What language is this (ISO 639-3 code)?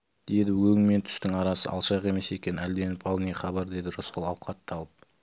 kaz